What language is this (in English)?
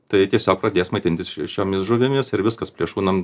Lithuanian